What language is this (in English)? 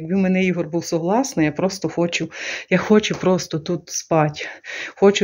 Ukrainian